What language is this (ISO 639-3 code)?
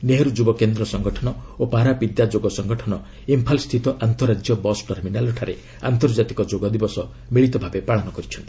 ori